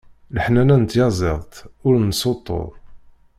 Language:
Kabyle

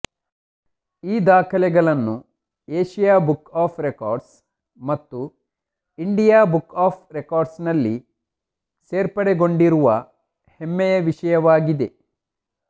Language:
Kannada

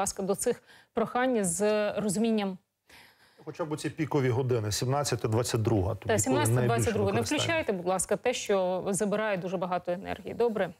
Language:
Ukrainian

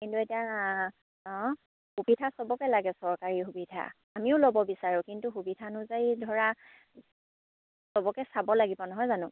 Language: Assamese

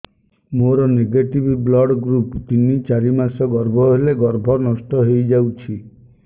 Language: Odia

